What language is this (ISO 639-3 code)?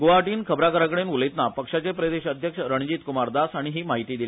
kok